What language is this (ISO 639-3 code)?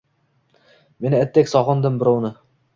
uzb